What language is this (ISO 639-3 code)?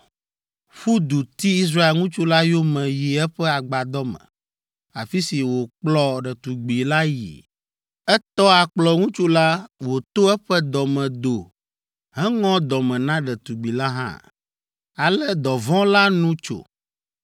ewe